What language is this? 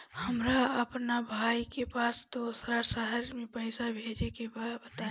Bhojpuri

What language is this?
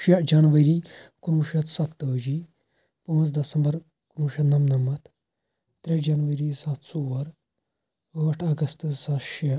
Kashmiri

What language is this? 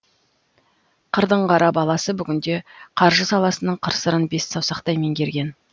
Kazakh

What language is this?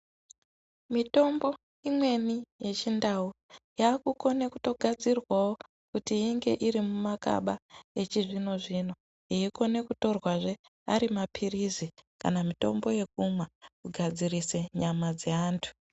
Ndau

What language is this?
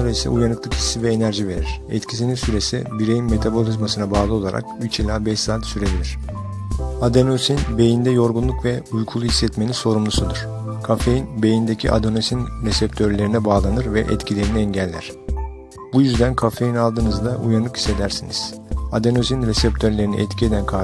Turkish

